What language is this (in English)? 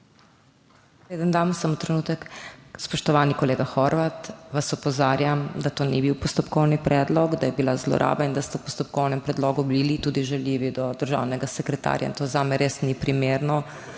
Slovenian